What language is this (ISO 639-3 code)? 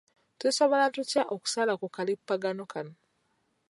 lug